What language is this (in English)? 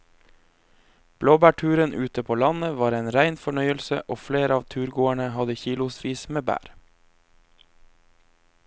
Norwegian